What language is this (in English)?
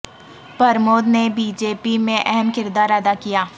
Urdu